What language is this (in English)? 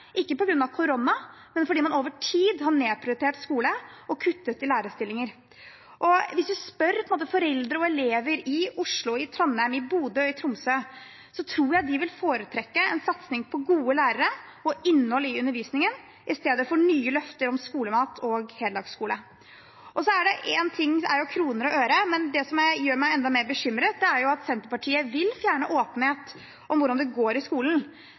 Norwegian Bokmål